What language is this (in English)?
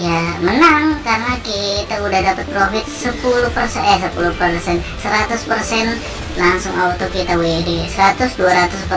Indonesian